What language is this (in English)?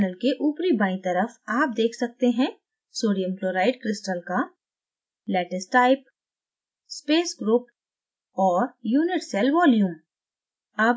Hindi